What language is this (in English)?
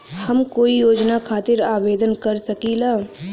Bhojpuri